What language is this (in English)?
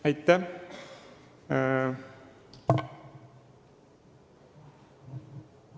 Estonian